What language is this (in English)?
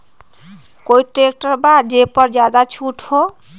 Magahi